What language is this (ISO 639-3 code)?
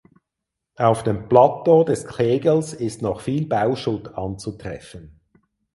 deu